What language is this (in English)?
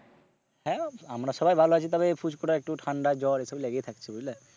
Bangla